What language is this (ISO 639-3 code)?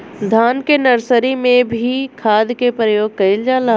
bho